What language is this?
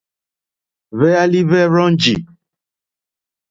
Mokpwe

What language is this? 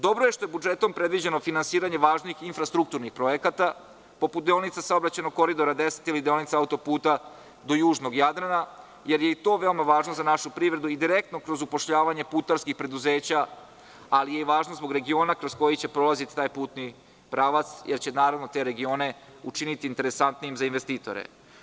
Serbian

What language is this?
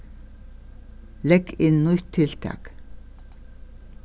Faroese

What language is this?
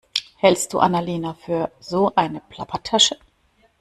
German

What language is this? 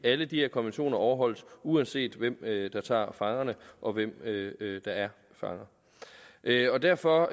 Danish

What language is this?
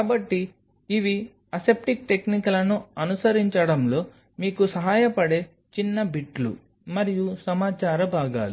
Telugu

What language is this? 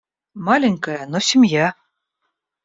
Russian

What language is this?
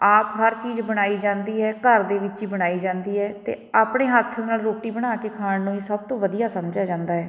Punjabi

